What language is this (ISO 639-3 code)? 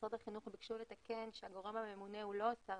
heb